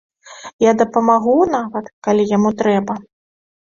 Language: Belarusian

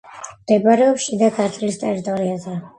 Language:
Georgian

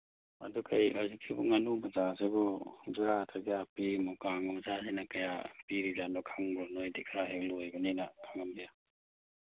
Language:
Manipuri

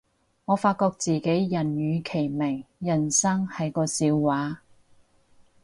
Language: Cantonese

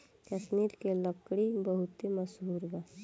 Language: Bhojpuri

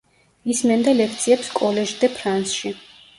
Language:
Georgian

